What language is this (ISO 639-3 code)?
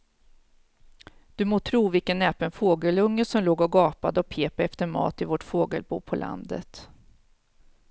swe